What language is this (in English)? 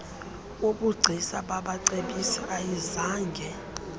Xhosa